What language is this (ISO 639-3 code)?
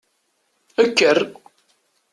kab